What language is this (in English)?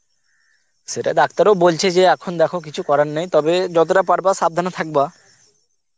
Bangla